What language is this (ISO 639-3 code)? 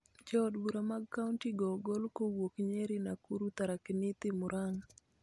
luo